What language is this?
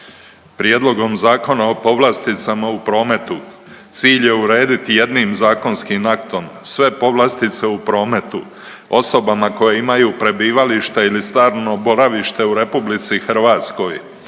Croatian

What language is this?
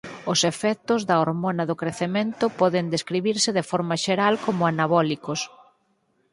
Galician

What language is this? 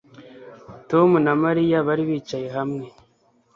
Kinyarwanda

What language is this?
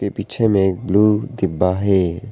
Hindi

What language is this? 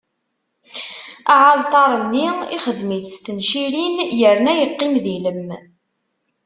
Kabyle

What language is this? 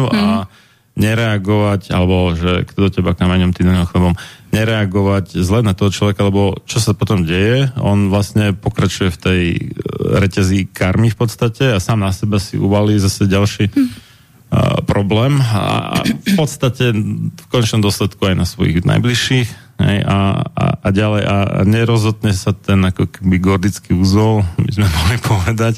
Slovak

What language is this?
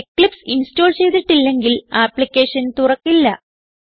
Malayalam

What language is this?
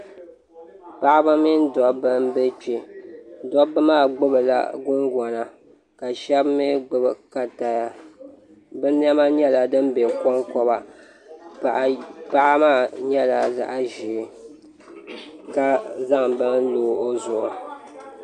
Dagbani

